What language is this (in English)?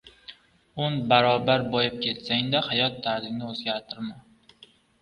Uzbek